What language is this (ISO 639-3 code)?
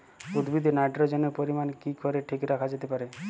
ben